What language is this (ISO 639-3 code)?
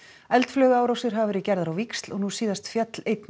isl